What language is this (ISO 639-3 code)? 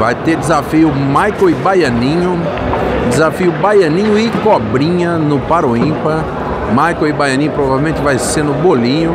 por